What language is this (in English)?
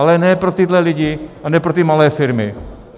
Czech